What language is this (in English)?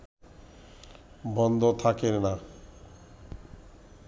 Bangla